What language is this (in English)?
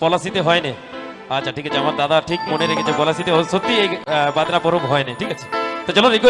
Indonesian